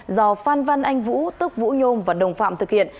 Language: Vietnamese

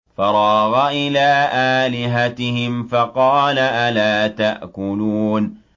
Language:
Arabic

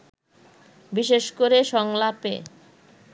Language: Bangla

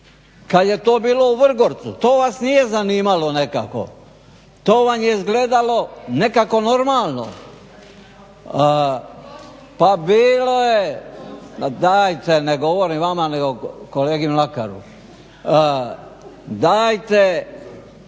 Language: Croatian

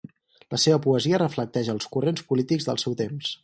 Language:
Catalan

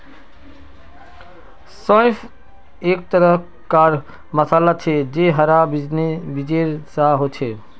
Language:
Magahi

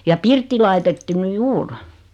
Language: Finnish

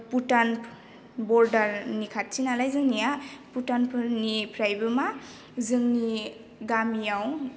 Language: Bodo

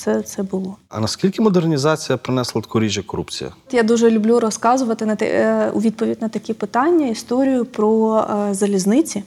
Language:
Ukrainian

